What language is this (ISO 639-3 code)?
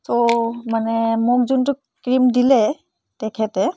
asm